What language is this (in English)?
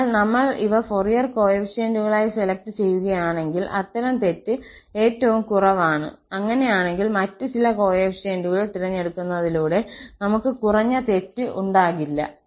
Malayalam